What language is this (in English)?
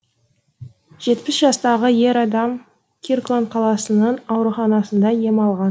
Kazakh